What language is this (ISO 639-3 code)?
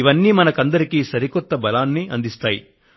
tel